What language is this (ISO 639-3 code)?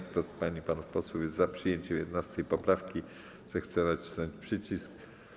pol